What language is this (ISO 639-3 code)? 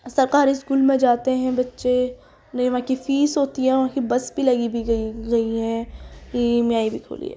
urd